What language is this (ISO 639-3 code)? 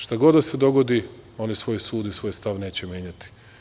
srp